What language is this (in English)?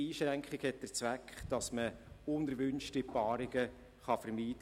Swiss German